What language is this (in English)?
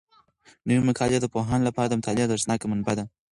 Pashto